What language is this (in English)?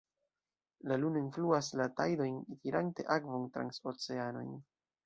Esperanto